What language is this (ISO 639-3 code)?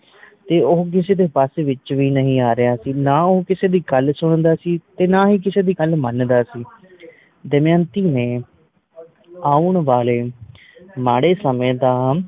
pan